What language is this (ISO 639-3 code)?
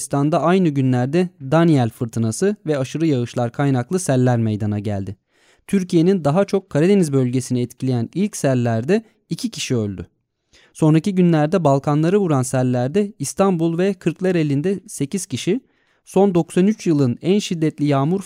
tur